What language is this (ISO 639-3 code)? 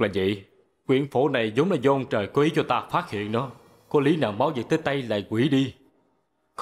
vie